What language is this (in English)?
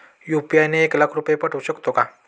Marathi